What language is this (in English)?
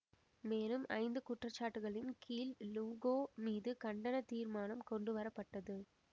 Tamil